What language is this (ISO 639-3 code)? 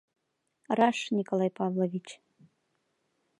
chm